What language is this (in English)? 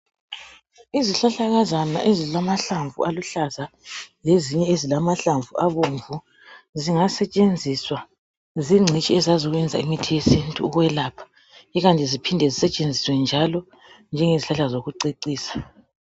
North Ndebele